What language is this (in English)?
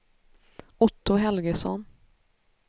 Swedish